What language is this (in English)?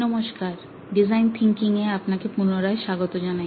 Bangla